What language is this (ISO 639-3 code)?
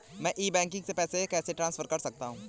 hin